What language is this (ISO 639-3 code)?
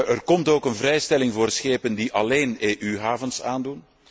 nld